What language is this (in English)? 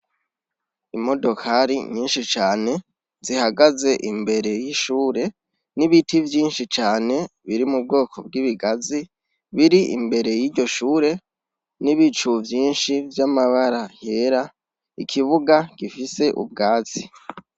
Rundi